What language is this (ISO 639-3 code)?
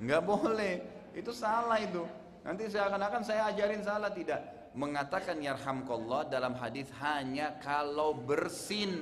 ind